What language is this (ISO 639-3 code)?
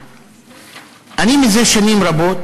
heb